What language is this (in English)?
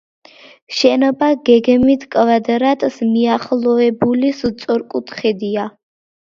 Georgian